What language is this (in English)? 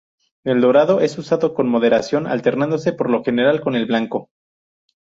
Spanish